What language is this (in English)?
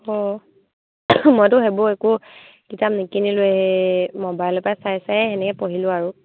Assamese